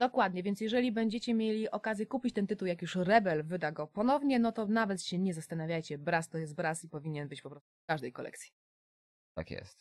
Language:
Polish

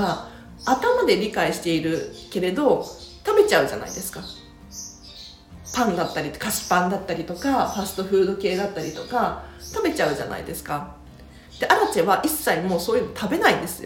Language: Japanese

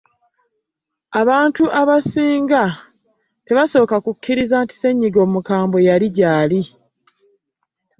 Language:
Ganda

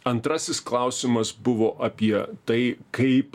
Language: Lithuanian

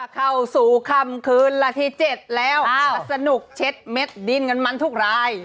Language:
Thai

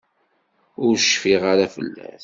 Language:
Kabyle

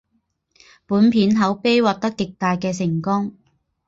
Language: Chinese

